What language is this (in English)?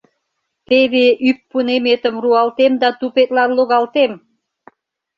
Mari